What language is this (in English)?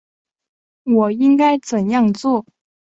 Chinese